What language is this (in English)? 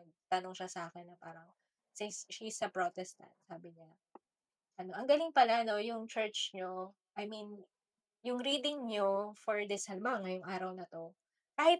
Filipino